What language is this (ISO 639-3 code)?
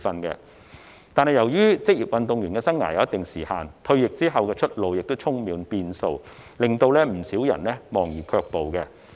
yue